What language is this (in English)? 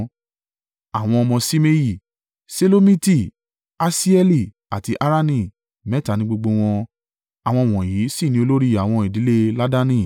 Yoruba